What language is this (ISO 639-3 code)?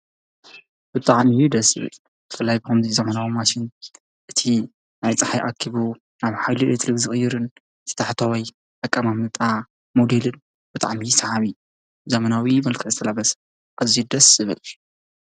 tir